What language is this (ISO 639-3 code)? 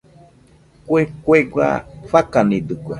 hux